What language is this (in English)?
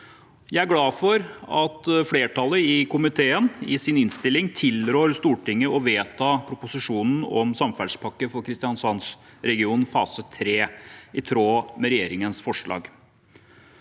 Norwegian